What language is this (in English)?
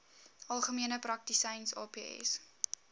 Afrikaans